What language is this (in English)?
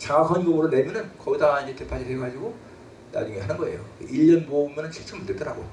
Korean